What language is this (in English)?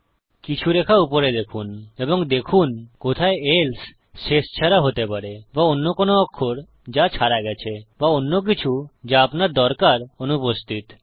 Bangla